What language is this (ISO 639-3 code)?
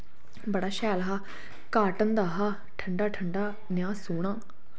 doi